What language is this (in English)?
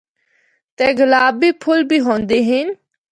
Northern Hindko